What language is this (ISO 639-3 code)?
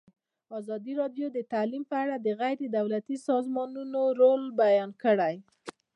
pus